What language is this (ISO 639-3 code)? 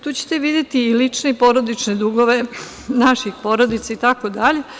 srp